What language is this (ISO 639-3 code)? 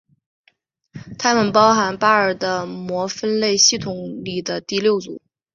zho